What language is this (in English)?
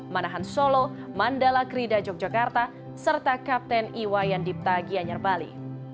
Indonesian